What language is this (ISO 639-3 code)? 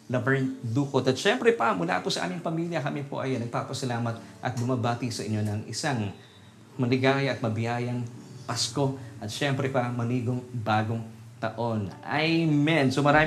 fil